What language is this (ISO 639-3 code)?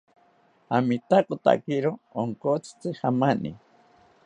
cpy